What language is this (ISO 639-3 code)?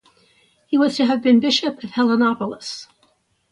eng